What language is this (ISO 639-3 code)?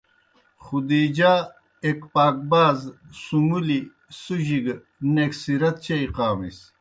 plk